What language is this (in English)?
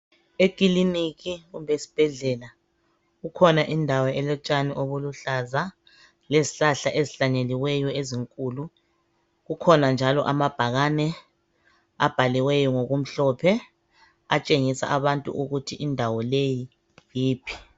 North Ndebele